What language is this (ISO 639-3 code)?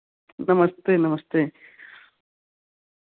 hin